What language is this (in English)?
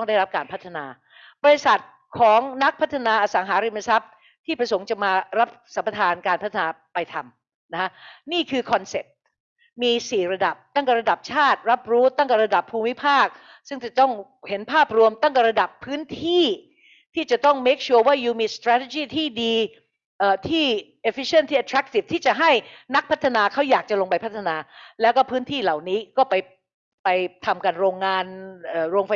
Thai